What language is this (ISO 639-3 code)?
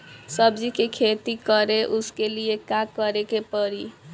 bho